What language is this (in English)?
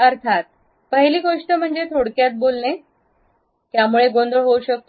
Marathi